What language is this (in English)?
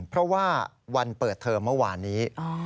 Thai